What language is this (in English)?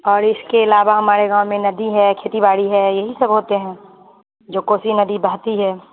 Urdu